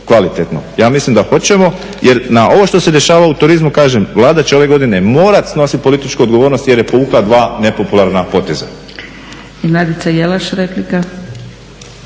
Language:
Croatian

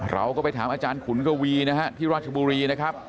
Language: Thai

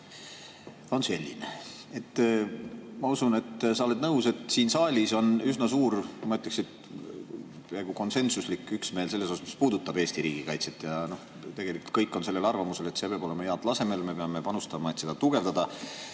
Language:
Estonian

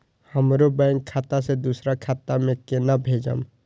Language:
Maithili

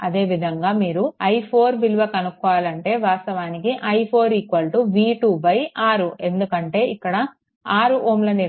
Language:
Telugu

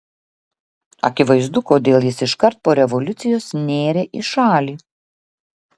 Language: Lithuanian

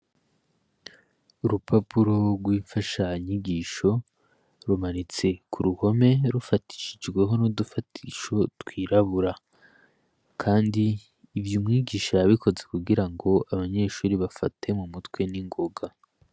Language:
Rundi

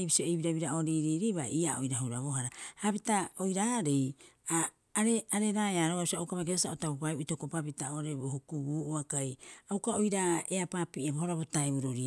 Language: Rapoisi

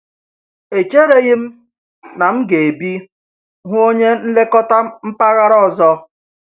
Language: Igbo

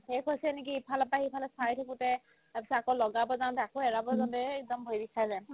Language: Assamese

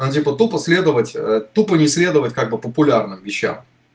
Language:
Russian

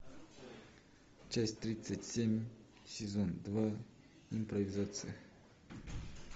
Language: Russian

